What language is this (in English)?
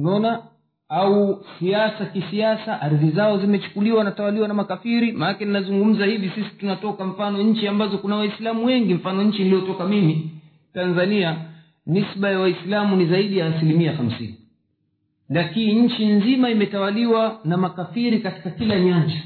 Swahili